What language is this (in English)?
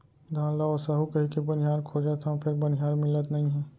Chhattisgarhi